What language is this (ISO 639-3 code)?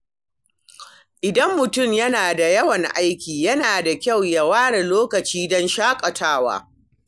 hau